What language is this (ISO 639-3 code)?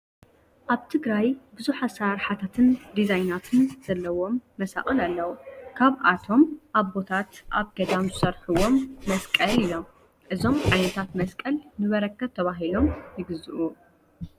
tir